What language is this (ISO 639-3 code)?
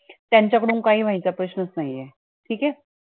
mar